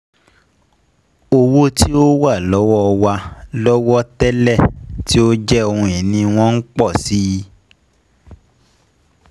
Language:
Yoruba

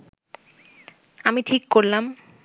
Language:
Bangla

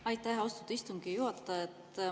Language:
Estonian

